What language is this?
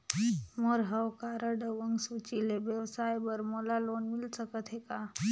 Chhattisgarhi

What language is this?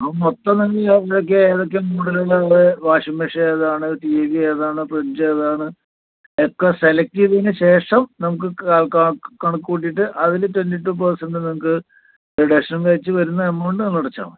Malayalam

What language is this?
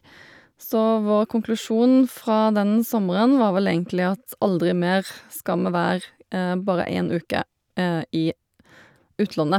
Norwegian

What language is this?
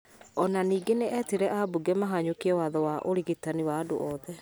Kikuyu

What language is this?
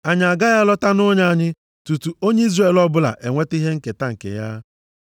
Igbo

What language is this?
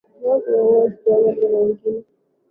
Swahili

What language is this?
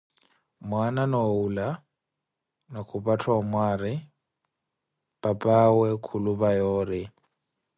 Koti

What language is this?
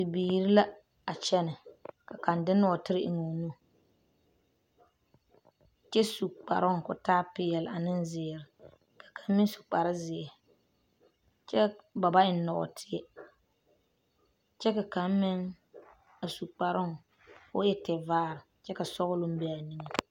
Southern Dagaare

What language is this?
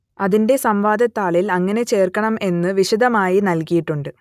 Malayalam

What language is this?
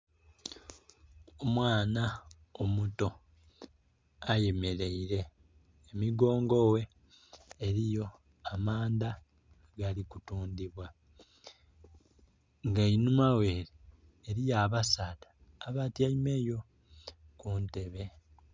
Soga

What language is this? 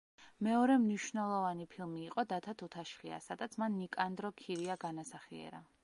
Georgian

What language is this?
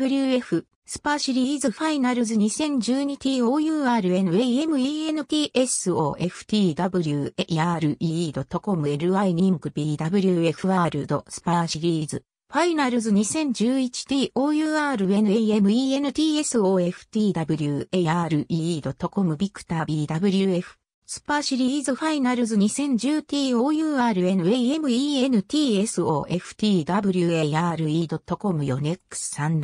Japanese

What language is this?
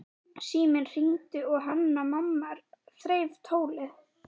Icelandic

